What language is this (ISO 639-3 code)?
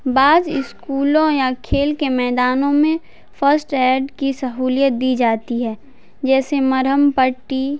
urd